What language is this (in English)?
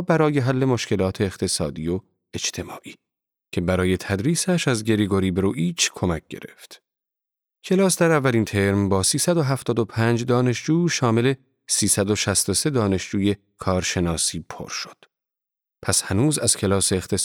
Persian